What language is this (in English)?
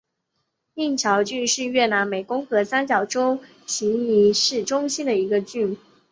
Chinese